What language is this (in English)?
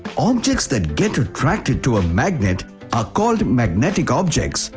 English